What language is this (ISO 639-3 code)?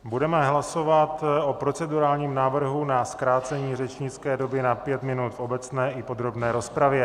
ces